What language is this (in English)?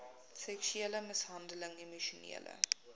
Afrikaans